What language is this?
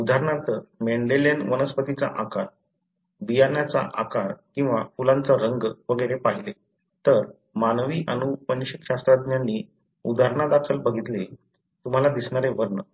Marathi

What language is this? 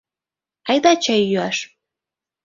Mari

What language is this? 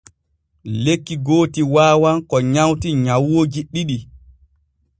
Borgu Fulfulde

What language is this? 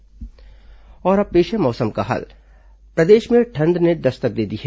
Hindi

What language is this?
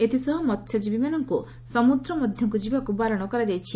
Odia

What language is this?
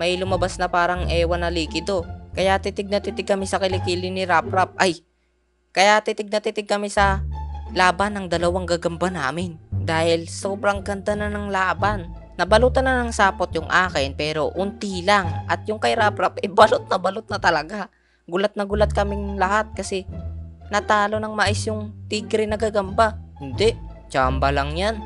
Filipino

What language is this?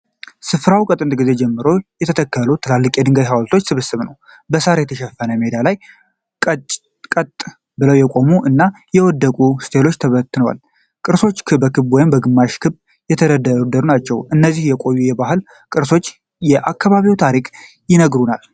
Amharic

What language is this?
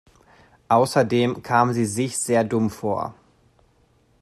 German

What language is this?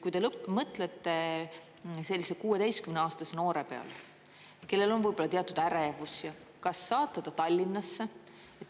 Estonian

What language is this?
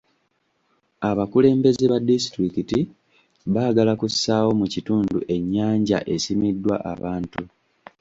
Ganda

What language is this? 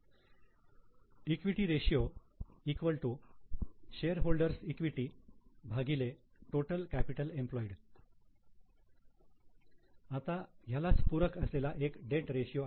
Marathi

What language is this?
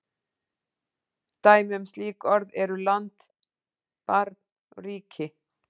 Icelandic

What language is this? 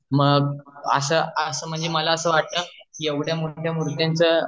Marathi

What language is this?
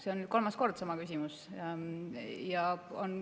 Estonian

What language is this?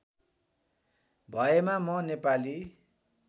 Nepali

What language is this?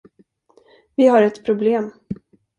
Swedish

